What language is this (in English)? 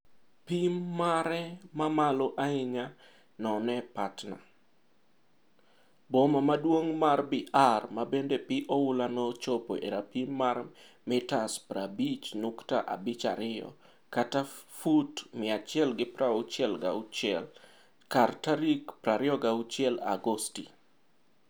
Luo (Kenya and Tanzania)